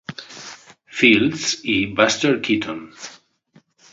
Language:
Spanish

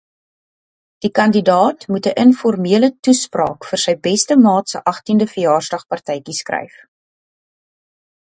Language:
Afrikaans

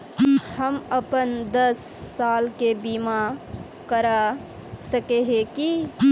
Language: Magahi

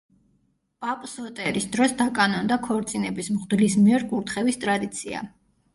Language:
Georgian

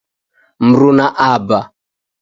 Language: Taita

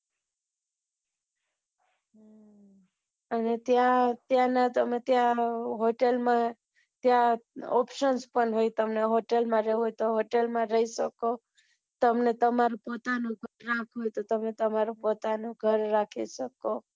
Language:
Gujarati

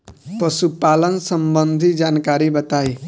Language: Bhojpuri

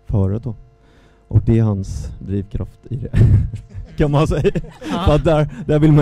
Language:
Swedish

